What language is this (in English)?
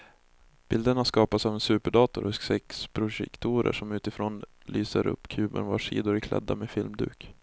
Swedish